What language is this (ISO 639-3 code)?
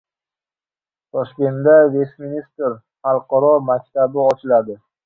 uzb